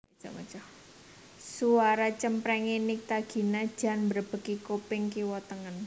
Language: Javanese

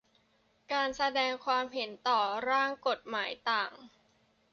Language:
Thai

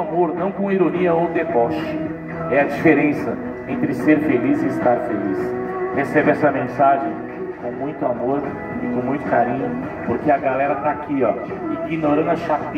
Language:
Portuguese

